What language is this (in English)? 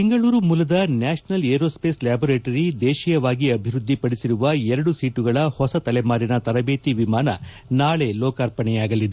Kannada